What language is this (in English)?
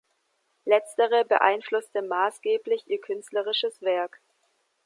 German